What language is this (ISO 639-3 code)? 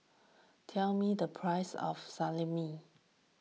eng